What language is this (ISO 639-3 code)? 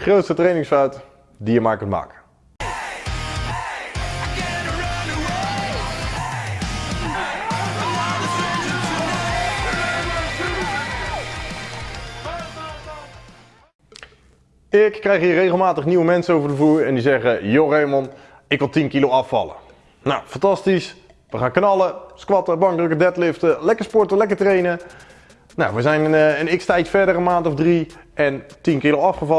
nld